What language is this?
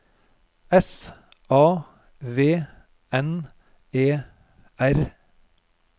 Norwegian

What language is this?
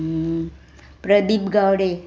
Konkani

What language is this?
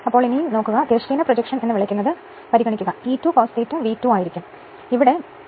Malayalam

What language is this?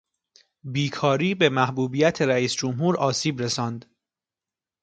Persian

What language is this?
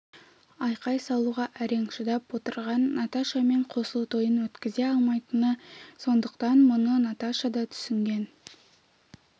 Kazakh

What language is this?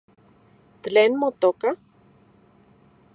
Central Puebla Nahuatl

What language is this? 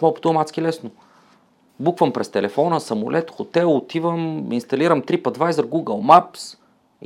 Bulgarian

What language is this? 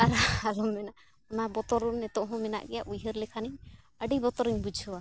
Santali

